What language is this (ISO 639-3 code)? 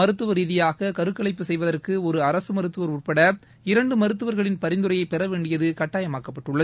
tam